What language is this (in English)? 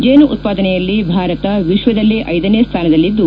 Kannada